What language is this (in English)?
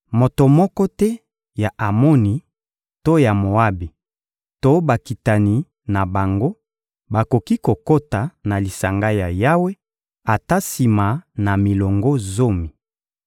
Lingala